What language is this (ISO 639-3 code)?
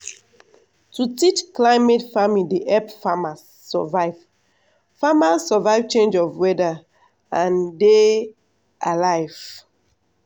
pcm